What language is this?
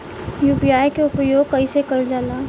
Bhojpuri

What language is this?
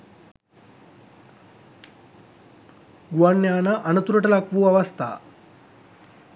Sinhala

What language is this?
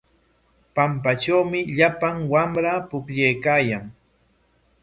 Corongo Ancash Quechua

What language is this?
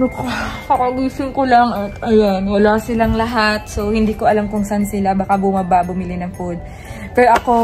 Filipino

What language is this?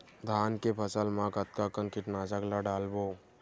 Chhattisgarhi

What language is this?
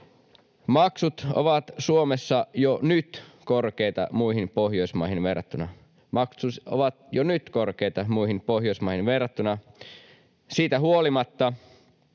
Finnish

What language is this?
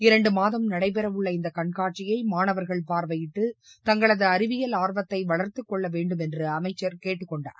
Tamil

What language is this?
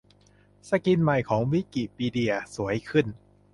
Thai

